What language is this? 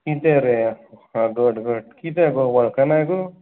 Konkani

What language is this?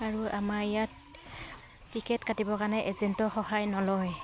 Assamese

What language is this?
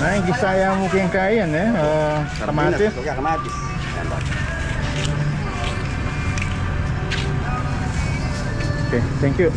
Filipino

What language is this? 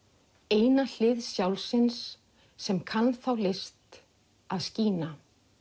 Icelandic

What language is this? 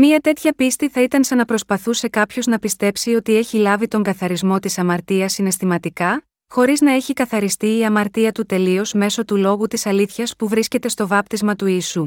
Greek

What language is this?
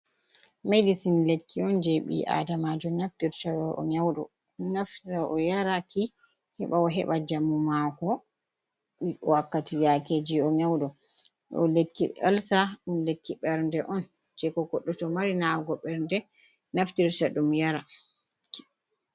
Fula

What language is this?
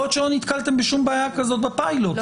Hebrew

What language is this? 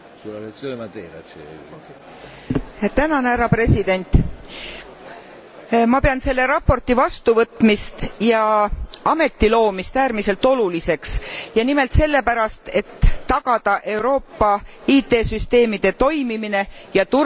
Estonian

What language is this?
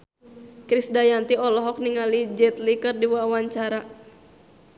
Sundanese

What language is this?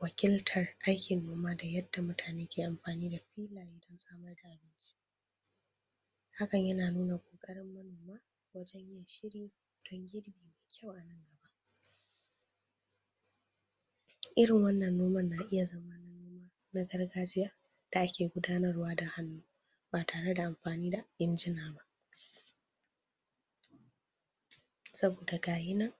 Hausa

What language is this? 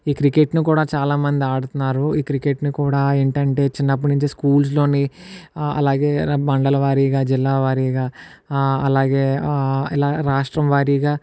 Telugu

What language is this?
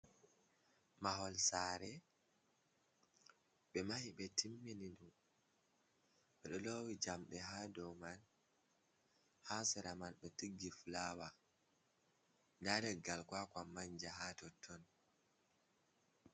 Fula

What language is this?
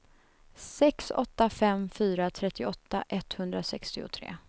Swedish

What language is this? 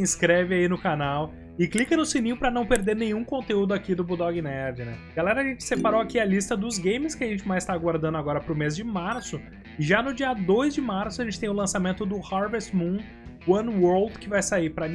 Portuguese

